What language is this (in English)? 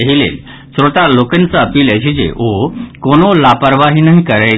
Maithili